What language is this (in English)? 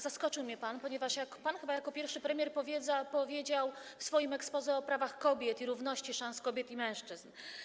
Polish